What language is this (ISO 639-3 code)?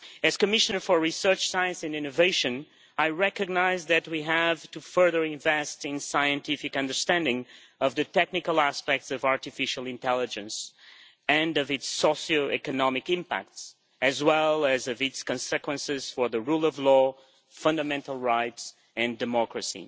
eng